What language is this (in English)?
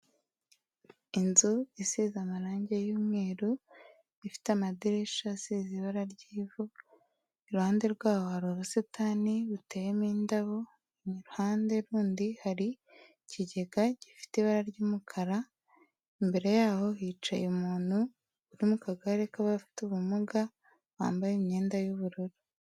Kinyarwanda